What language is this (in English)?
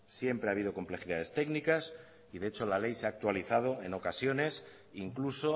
Spanish